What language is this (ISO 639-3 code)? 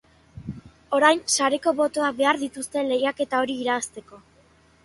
eus